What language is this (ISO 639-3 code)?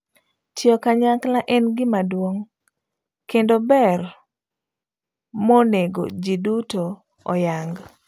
luo